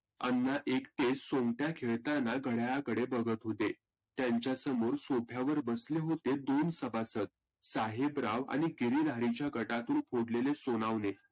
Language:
Marathi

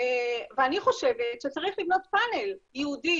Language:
Hebrew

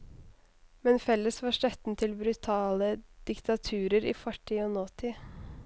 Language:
Norwegian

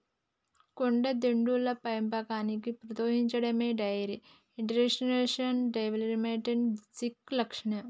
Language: Telugu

